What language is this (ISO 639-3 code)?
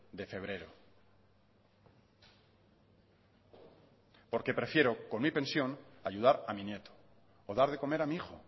spa